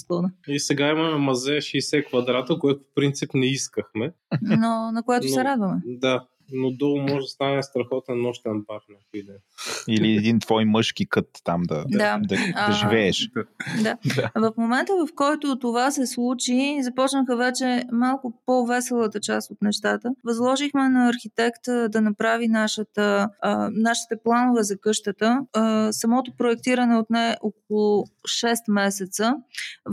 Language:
Bulgarian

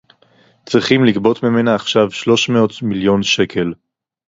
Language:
Hebrew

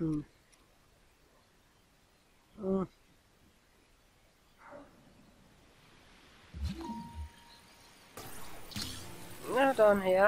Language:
German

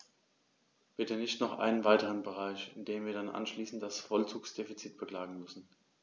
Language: German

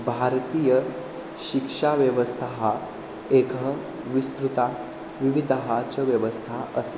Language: Sanskrit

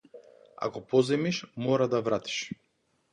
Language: Macedonian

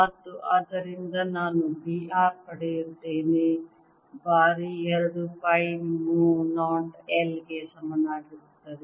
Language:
Kannada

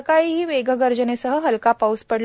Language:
Marathi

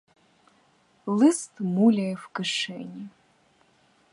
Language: Ukrainian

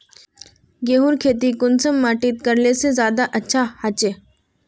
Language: Magahi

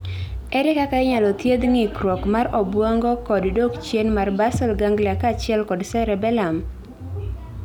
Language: Luo (Kenya and Tanzania)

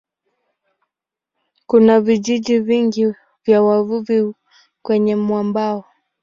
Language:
Swahili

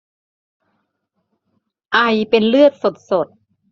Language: Thai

